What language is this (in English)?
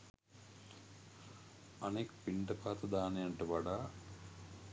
Sinhala